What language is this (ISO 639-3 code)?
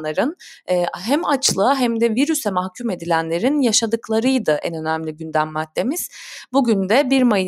tur